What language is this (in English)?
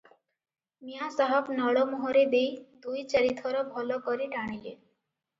Odia